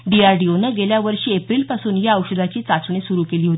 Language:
Marathi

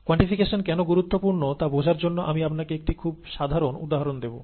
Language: Bangla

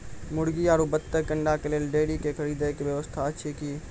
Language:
Maithili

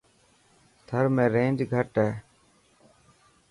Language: Dhatki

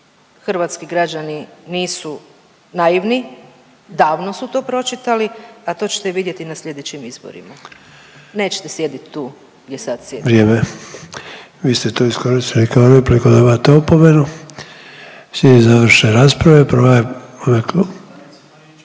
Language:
Croatian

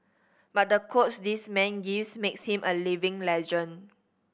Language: English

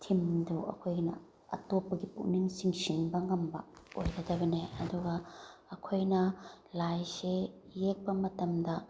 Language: Manipuri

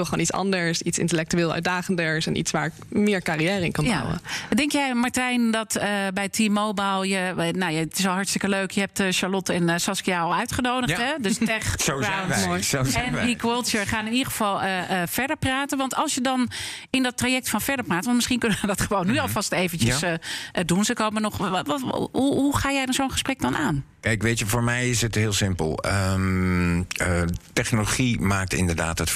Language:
Dutch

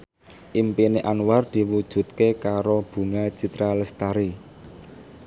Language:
Javanese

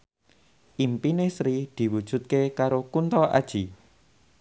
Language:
Javanese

